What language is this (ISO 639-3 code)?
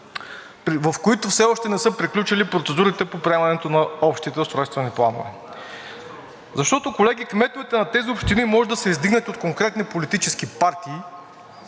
bul